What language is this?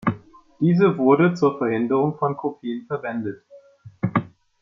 German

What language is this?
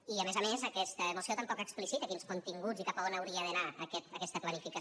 Catalan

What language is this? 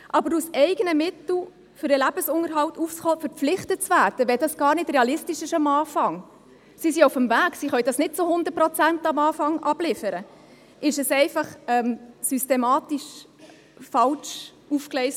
Swiss German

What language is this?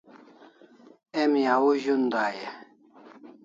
Kalasha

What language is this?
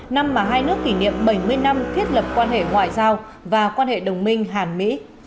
Vietnamese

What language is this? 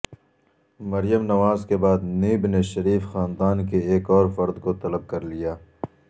Urdu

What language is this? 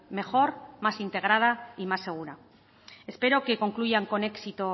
Spanish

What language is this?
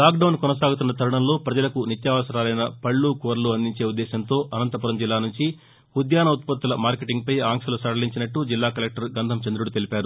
Telugu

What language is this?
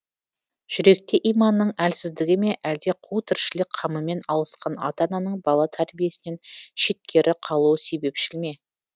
Kazakh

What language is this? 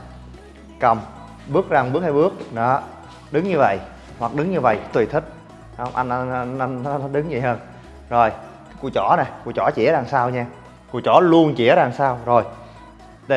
Vietnamese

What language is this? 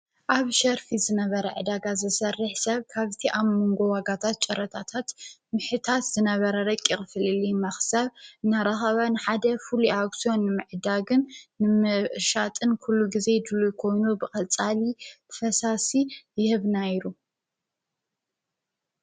Tigrinya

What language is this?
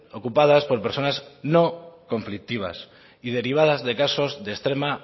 Spanish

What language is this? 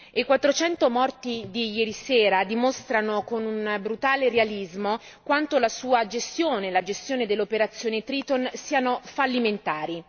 Italian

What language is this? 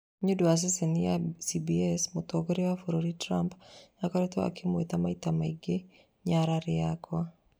Kikuyu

